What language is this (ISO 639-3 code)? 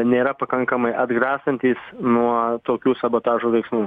lit